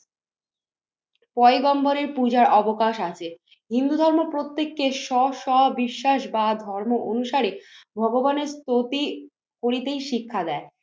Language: Bangla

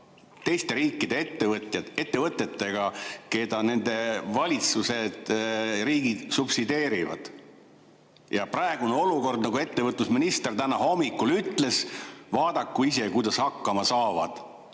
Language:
Estonian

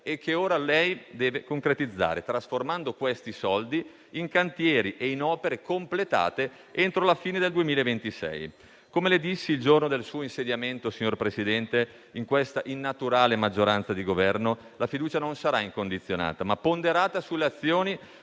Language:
Italian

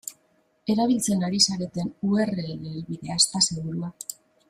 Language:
Basque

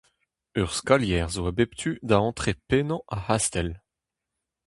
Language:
Breton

